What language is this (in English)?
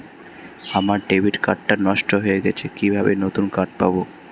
Bangla